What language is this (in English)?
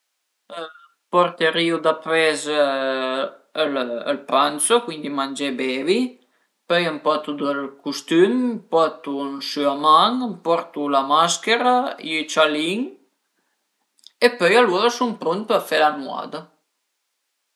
Piedmontese